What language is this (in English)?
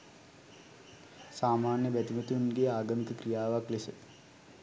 Sinhala